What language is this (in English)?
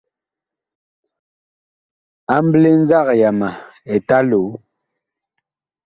Bakoko